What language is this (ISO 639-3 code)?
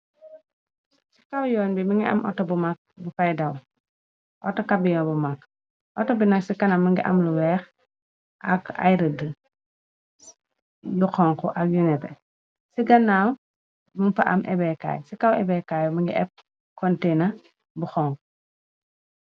wol